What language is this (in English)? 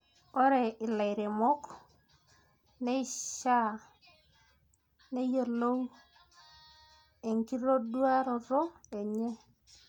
Masai